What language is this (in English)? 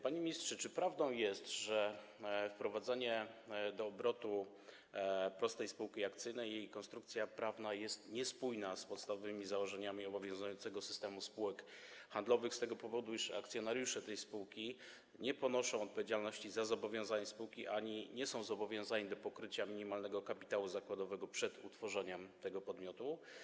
Polish